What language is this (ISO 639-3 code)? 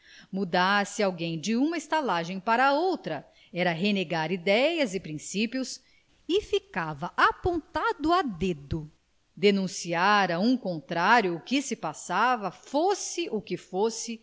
por